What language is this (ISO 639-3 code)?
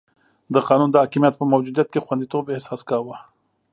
pus